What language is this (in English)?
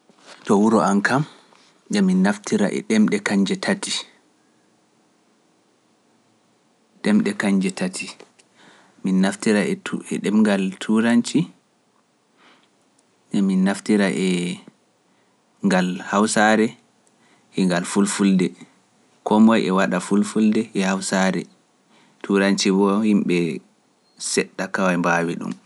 Pular